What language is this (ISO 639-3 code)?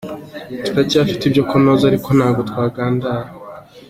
kin